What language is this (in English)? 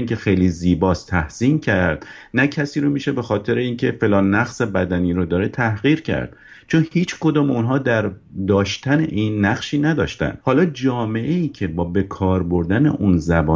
Persian